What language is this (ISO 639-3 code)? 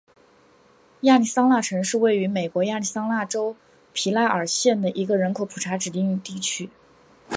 zho